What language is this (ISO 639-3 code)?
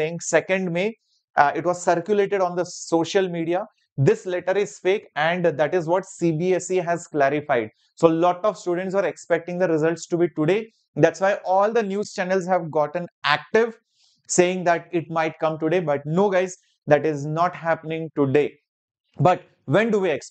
eng